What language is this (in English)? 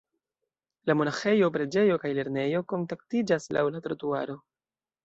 Esperanto